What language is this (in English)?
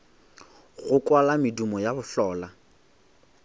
Northern Sotho